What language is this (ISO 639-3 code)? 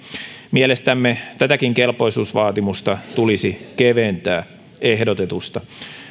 fin